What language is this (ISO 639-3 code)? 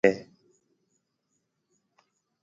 mve